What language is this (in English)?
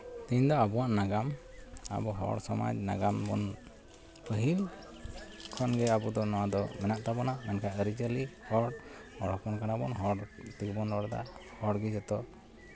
Santali